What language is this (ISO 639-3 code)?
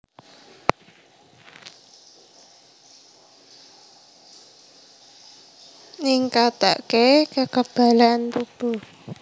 jav